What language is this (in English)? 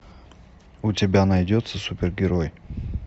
Russian